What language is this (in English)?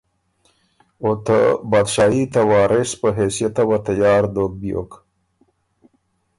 Ormuri